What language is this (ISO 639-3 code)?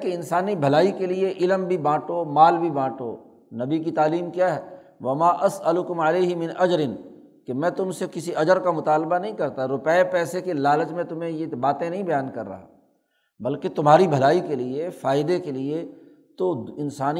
urd